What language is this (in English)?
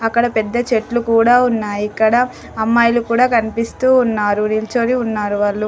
Telugu